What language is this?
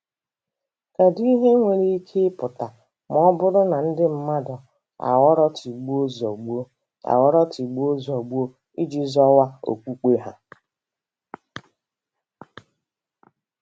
Igbo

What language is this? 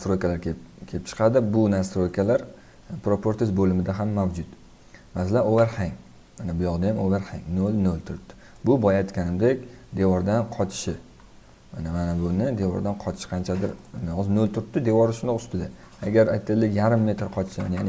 Turkish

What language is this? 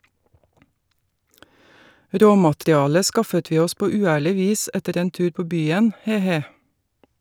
Norwegian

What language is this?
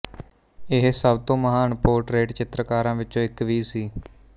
Punjabi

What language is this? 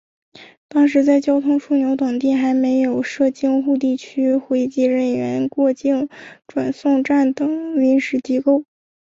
Chinese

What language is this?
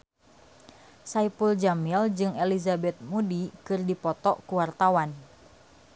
Sundanese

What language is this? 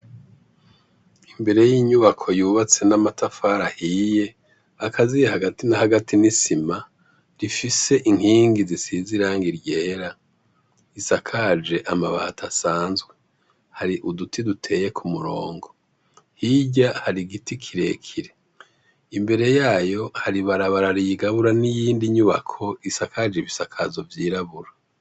Rundi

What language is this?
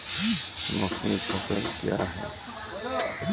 Maithili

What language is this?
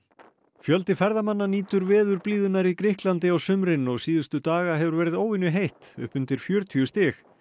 Icelandic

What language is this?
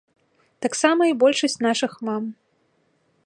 Belarusian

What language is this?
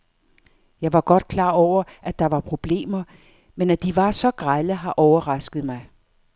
Danish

